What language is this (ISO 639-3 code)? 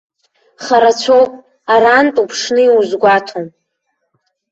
abk